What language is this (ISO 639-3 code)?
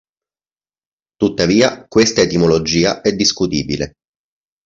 ita